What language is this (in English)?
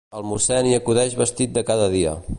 Catalan